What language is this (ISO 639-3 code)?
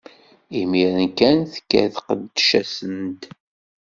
kab